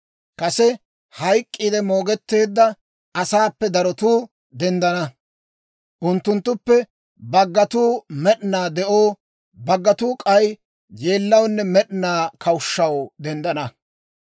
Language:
Dawro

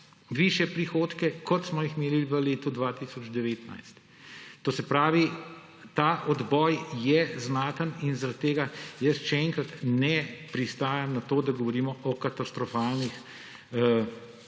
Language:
Slovenian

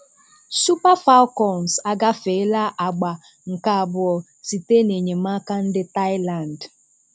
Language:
Igbo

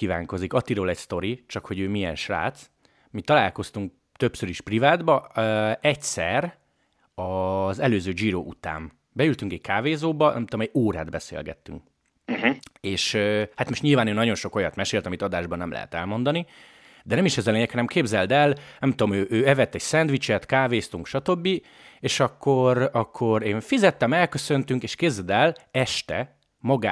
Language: Hungarian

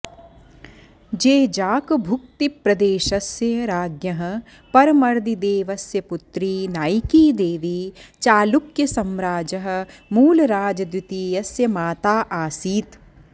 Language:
Sanskrit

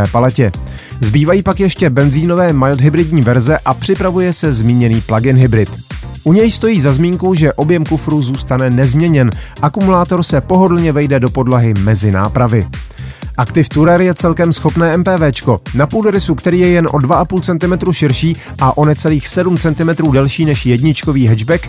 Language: Czech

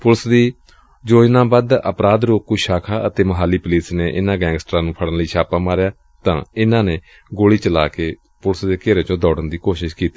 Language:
Punjabi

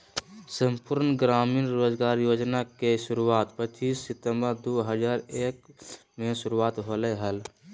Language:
Magahi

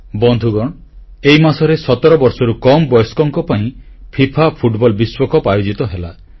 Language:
Odia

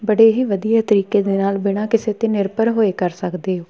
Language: Punjabi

